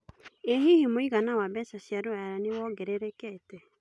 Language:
Kikuyu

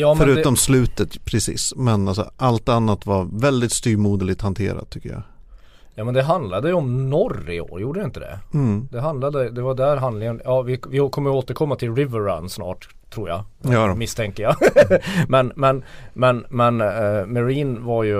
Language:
Swedish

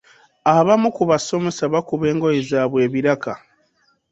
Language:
Ganda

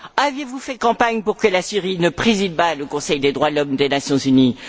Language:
French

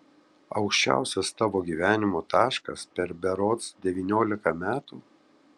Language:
Lithuanian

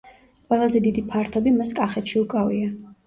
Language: Georgian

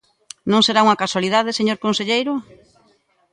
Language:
Galician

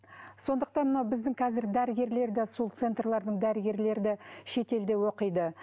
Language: Kazakh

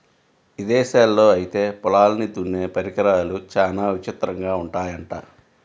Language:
Telugu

